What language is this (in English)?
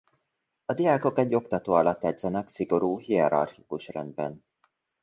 Hungarian